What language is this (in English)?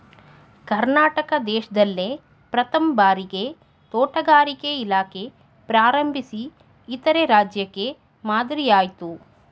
Kannada